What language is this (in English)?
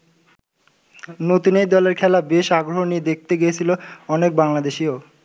Bangla